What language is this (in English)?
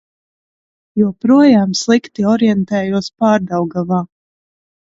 Latvian